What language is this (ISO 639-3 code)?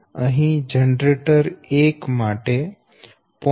guj